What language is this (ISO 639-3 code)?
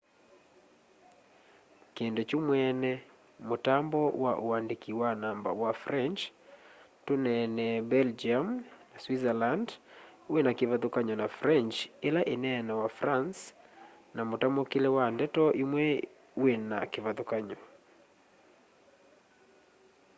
kam